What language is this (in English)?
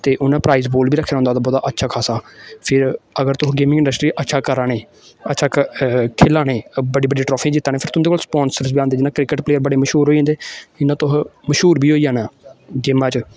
Dogri